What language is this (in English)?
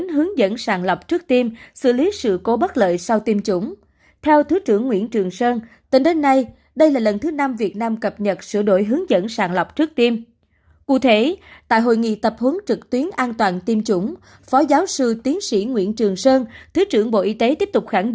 Vietnamese